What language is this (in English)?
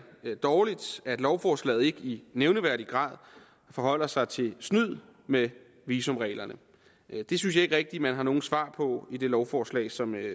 Danish